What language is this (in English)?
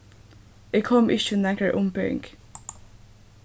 Faroese